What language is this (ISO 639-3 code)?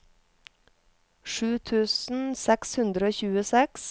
nor